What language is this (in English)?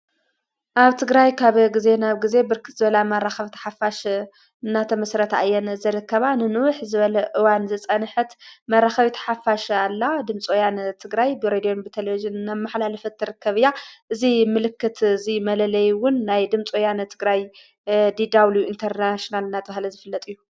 Tigrinya